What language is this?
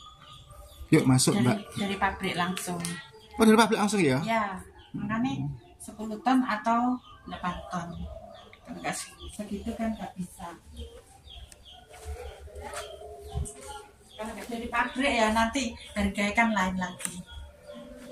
Indonesian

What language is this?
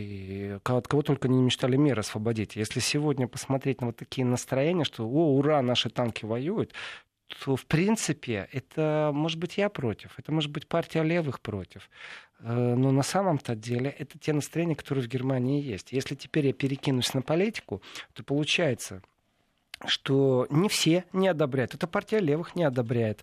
Russian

